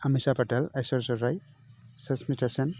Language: Bodo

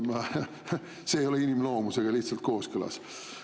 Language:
Estonian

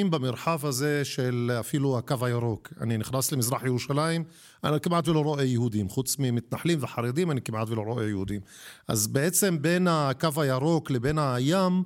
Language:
Hebrew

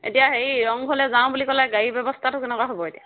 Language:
Assamese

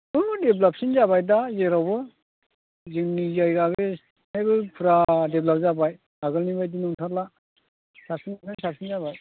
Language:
Bodo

